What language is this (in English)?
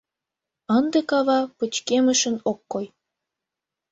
Mari